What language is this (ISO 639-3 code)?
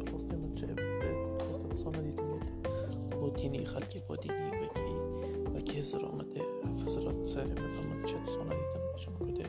fas